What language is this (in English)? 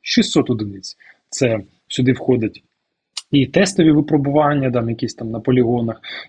Ukrainian